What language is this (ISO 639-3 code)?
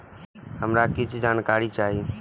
mai